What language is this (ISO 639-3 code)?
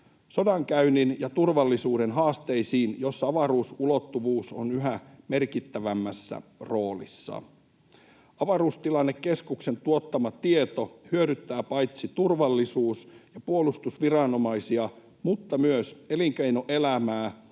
fin